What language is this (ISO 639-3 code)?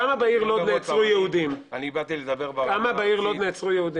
heb